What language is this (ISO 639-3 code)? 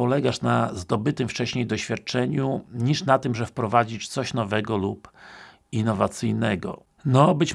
pol